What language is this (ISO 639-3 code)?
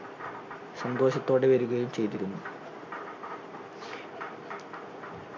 mal